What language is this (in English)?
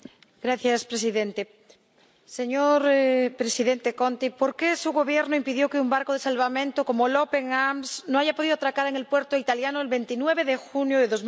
Spanish